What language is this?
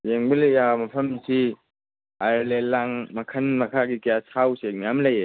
Manipuri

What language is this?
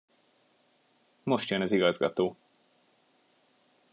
Hungarian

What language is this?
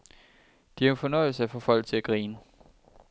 Danish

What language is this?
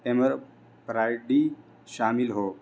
Urdu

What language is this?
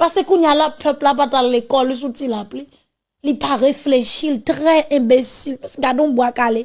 French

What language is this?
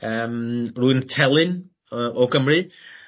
Welsh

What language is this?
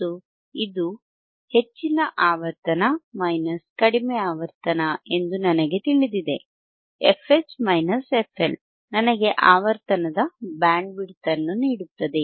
Kannada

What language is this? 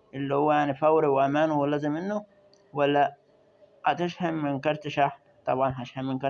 Arabic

